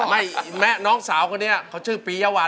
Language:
Thai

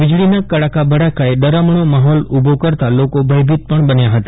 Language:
Gujarati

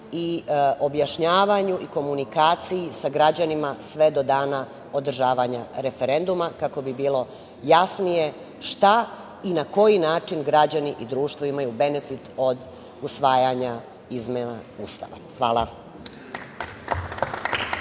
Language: Serbian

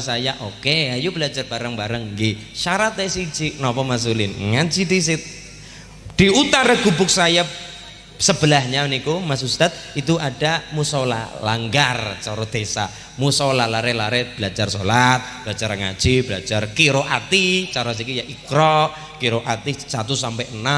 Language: Indonesian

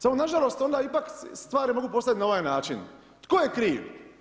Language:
Croatian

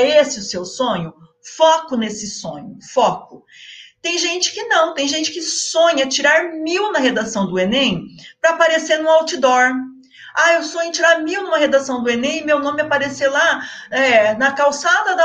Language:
Portuguese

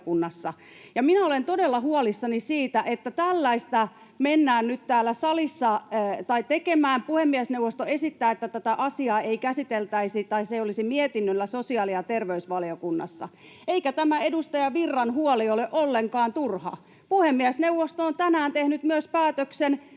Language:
Finnish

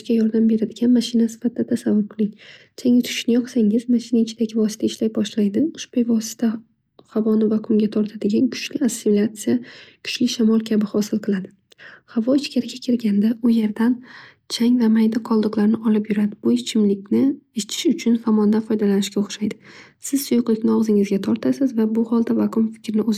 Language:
Uzbek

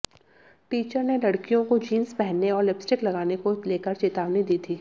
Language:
Hindi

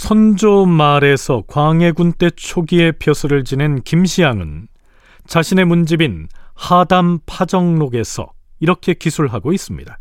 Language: Korean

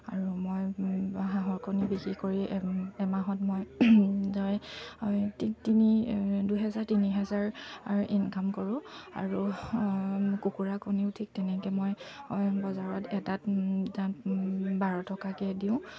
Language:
Assamese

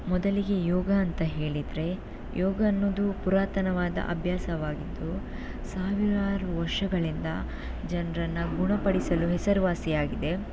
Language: Kannada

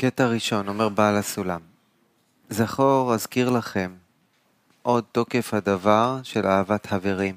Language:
Hebrew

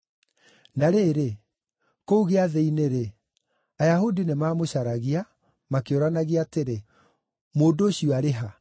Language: Kikuyu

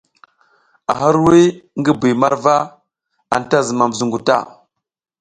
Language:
South Giziga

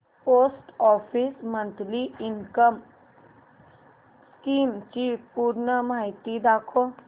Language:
Marathi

